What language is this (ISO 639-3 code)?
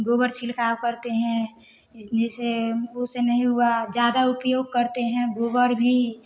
hin